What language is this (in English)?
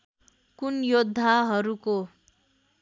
Nepali